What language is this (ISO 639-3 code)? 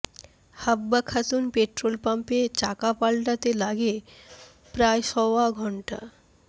ben